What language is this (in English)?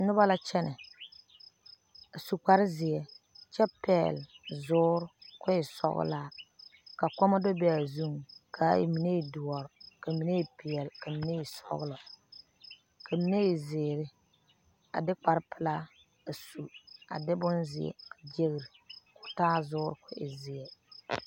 Southern Dagaare